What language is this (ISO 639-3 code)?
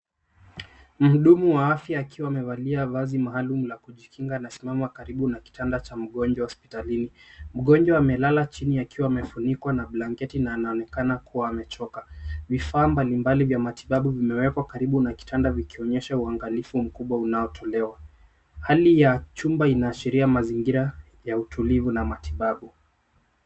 swa